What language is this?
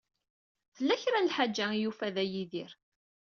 Kabyle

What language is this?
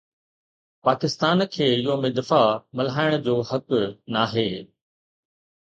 Sindhi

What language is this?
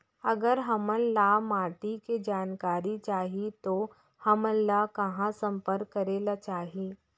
Chhattisgarhi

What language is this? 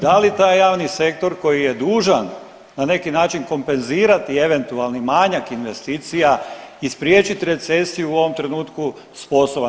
Croatian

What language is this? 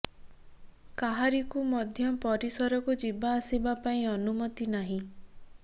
Odia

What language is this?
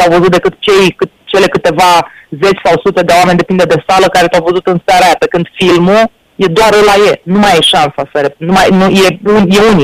Romanian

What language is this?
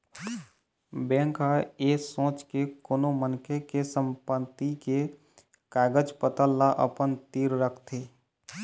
Chhattisgarhi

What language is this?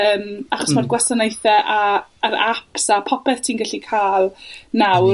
Welsh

